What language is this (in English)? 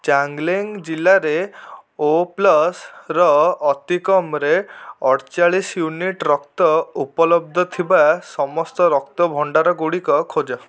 Odia